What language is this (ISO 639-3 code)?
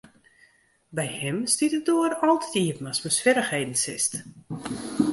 fry